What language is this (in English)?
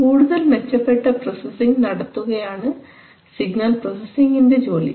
Malayalam